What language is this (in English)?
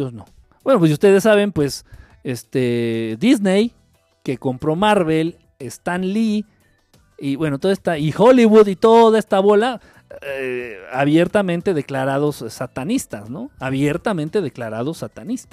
Spanish